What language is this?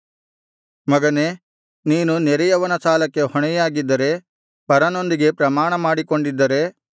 Kannada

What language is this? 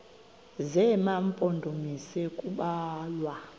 Xhosa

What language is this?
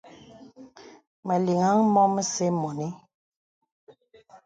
Bebele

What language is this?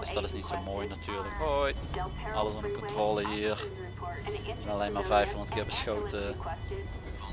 Dutch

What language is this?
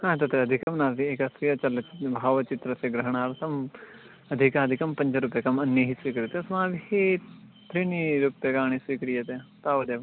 Sanskrit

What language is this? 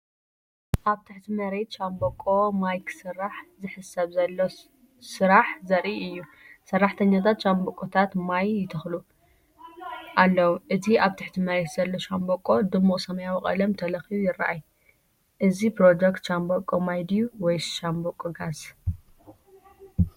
Tigrinya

